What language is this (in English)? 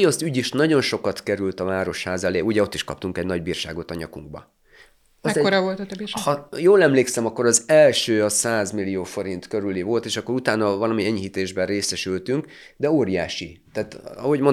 Hungarian